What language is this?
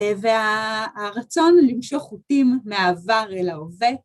Hebrew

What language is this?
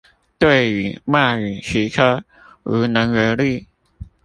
Chinese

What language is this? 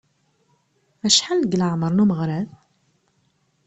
Kabyle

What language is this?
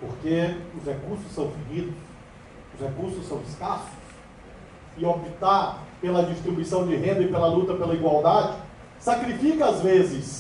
Portuguese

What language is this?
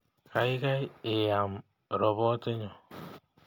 Kalenjin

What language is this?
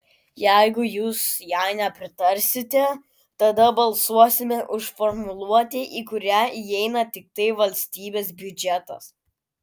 Lithuanian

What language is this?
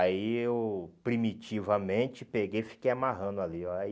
Portuguese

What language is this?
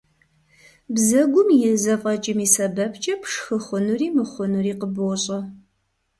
Kabardian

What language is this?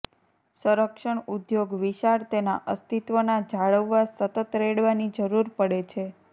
Gujarati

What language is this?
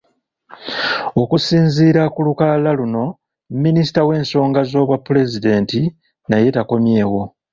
Ganda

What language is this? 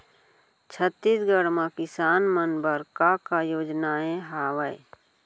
Chhattisgarhi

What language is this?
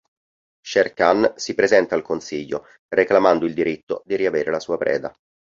Italian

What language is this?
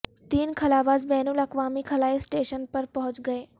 Urdu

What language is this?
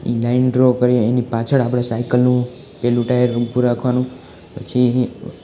Gujarati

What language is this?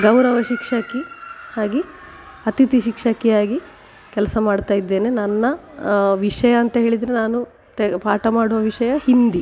Kannada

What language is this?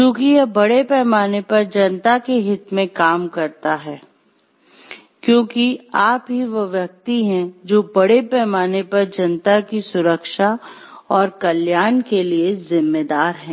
Hindi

